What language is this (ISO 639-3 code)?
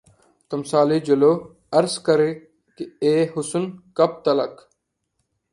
urd